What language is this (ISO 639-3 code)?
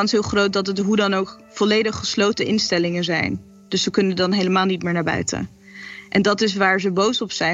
nld